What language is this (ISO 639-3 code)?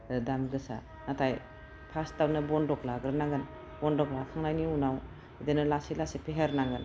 brx